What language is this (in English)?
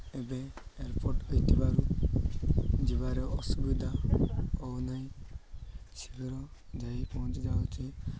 Odia